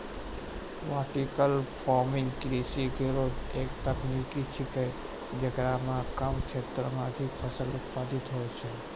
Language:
Maithili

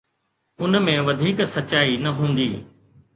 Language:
Sindhi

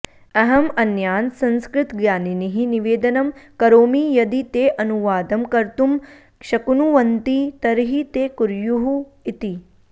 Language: Sanskrit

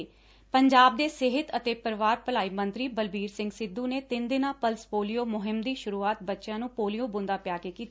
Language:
Punjabi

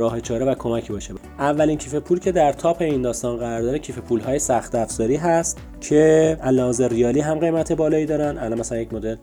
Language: Persian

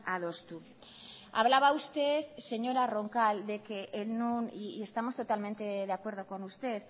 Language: Spanish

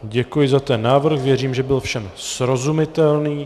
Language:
Czech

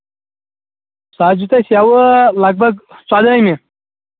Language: Kashmiri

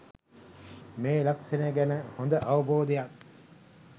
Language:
Sinhala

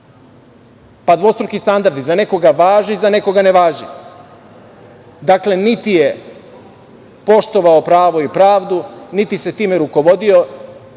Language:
Serbian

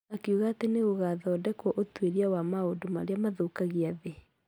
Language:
Kikuyu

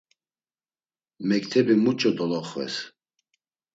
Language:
Laz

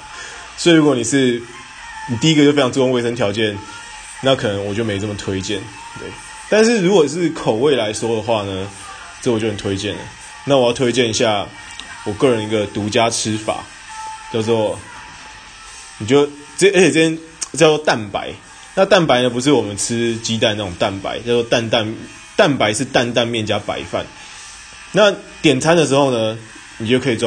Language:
Chinese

